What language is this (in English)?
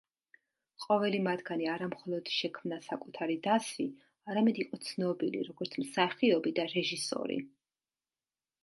Georgian